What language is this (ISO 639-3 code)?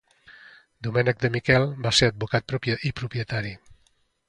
cat